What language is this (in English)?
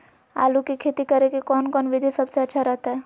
Magahi